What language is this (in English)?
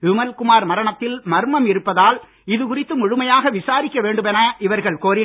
Tamil